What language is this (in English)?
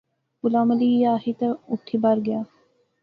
Pahari-Potwari